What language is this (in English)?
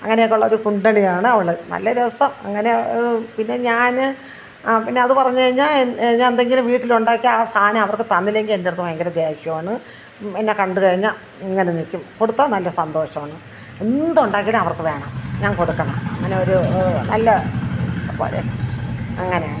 Malayalam